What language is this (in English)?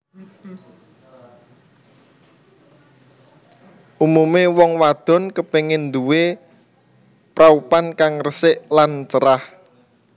Javanese